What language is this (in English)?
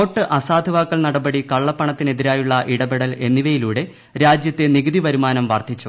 Malayalam